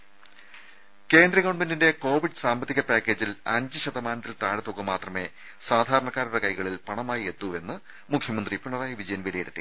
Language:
Malayalam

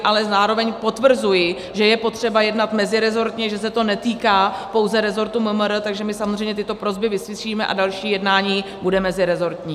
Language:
Czech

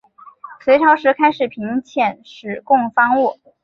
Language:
Chinese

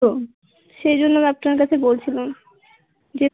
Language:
Bangla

